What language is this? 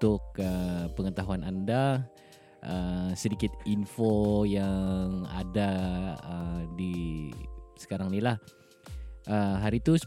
Malay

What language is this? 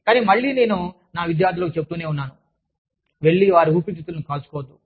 Telugu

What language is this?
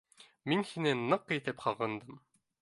Bashkir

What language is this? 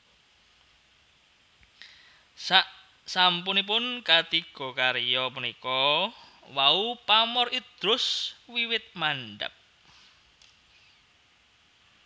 Javanese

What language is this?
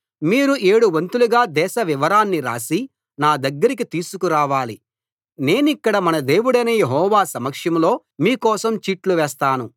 Telugu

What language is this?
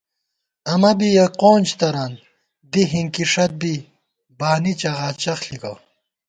Gawar-Bati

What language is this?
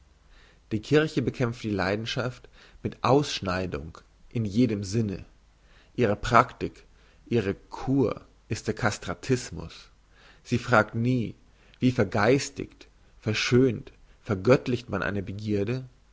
German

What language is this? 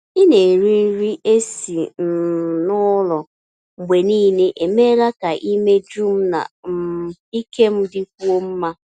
Igbo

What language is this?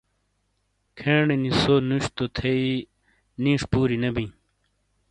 Shina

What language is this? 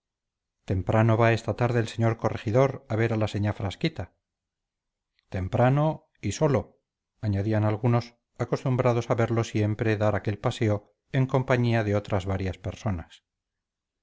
Spanish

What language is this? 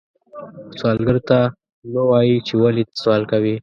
Pashto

